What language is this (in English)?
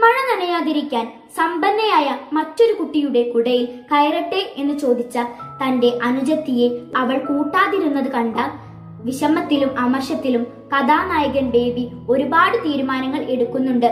Malayalam